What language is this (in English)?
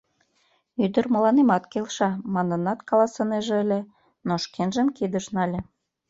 Mari